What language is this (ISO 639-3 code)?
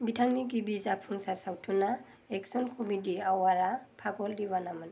brx